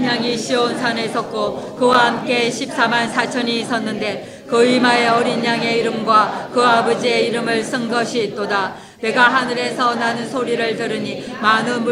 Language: Korean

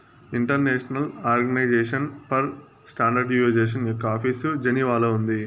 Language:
Telugu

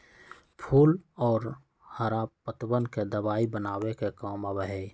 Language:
Magahi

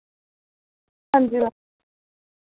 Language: Dogri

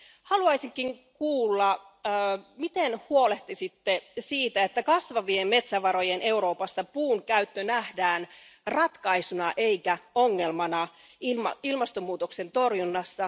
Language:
Finnish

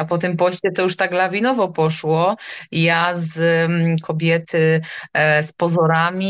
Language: Polish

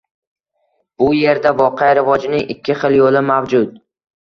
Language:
Uzbek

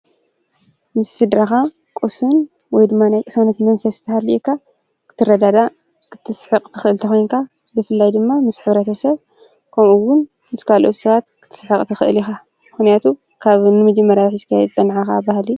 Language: Tigrinya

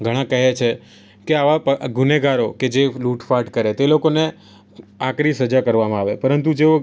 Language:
Gujarati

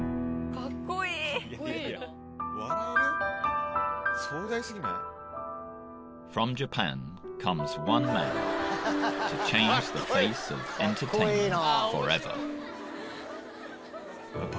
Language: Japanese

